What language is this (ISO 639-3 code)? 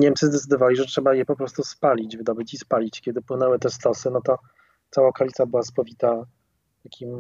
pol